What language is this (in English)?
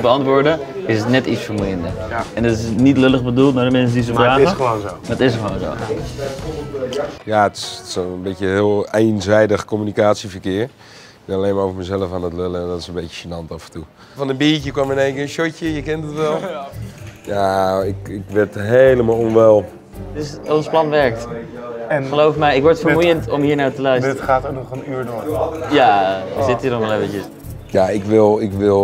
Dutch